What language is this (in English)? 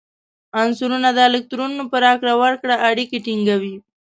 Pashto